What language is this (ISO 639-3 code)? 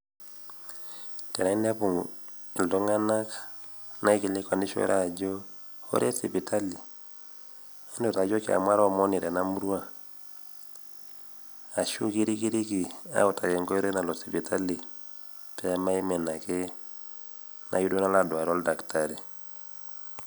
mas